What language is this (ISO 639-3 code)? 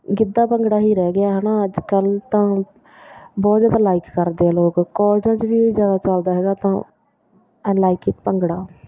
pan